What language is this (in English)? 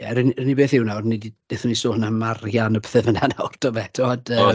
Welsh